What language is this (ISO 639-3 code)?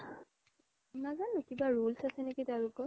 asm